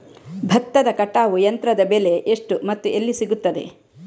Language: Kannada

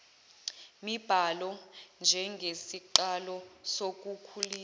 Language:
Zulu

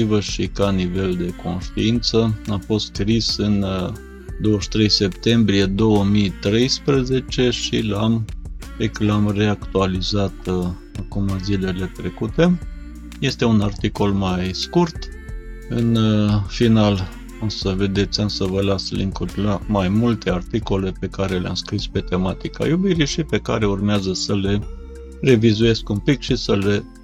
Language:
Romanian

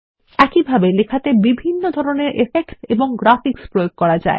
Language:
Bangla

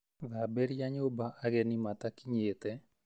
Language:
Kikuyu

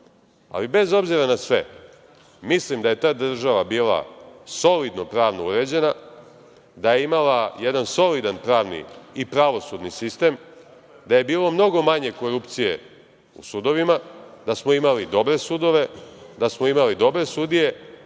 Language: Serbian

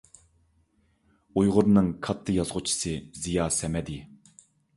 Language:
Uyghur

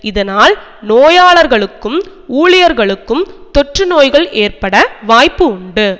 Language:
Tamil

